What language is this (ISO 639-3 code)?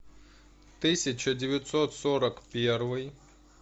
rus